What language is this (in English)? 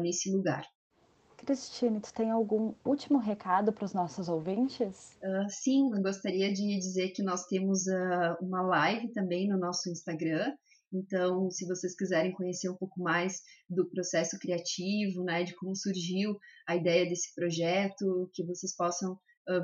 Portuguese